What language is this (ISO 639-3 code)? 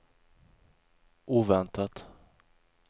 swe